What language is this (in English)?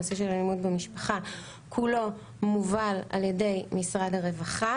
Hebrew